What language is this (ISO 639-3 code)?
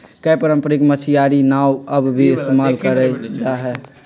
mag